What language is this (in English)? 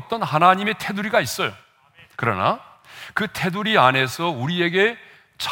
Korean